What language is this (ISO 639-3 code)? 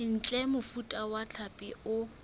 sot